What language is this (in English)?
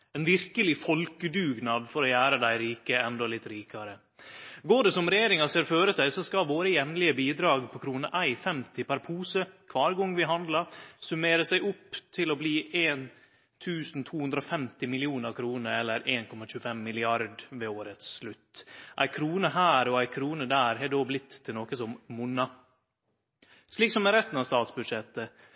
Norwegian Nynorsk